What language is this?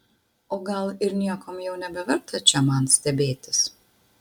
Lithuanian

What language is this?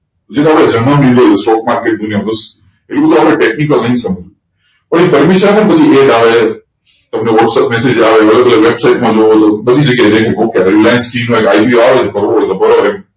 Gujarati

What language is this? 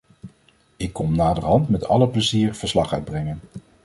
Dutch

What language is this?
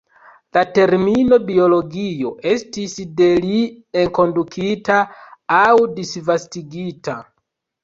Esperanto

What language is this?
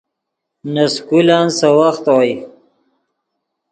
Yidgha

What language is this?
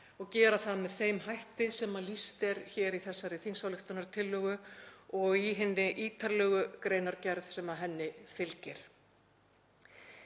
Icelandic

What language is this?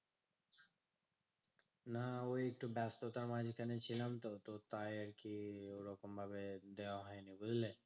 Bangla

